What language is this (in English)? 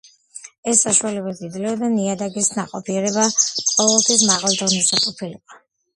Georgian